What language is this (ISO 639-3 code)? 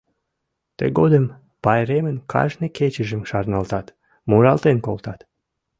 chm